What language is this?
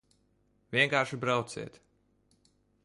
Latvian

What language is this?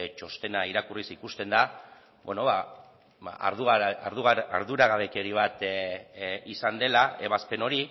Basque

